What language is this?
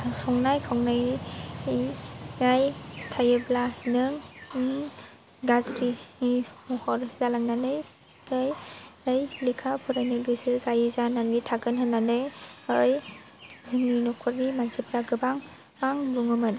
Bodo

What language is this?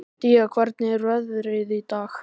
Icelandic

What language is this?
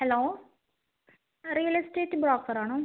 Malayalam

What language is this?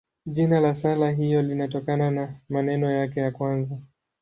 Swahili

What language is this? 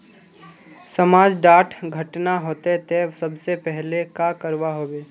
Magahi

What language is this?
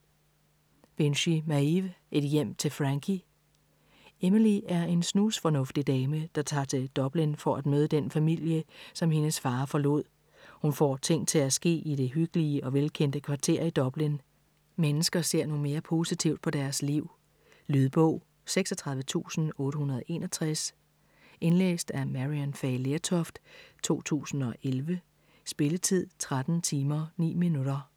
Danish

